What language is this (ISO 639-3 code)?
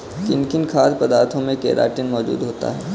hin